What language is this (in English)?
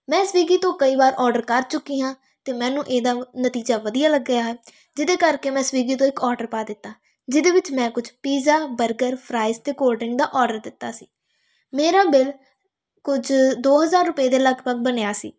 Punjabi